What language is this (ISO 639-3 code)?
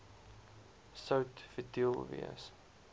afr